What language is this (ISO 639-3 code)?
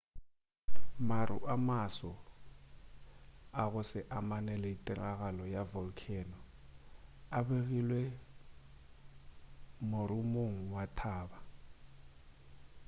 nso